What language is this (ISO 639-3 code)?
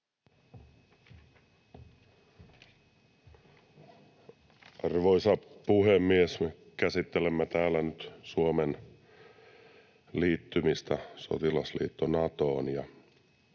fin